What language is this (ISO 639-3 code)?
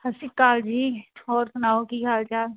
pan